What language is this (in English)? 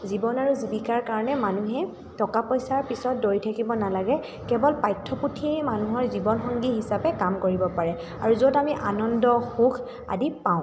Assamese